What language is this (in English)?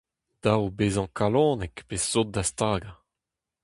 Breton